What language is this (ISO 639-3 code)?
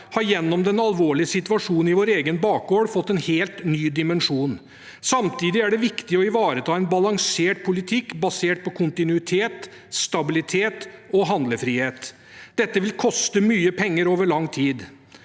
nor